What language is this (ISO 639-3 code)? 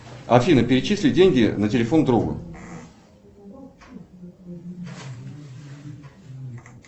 rus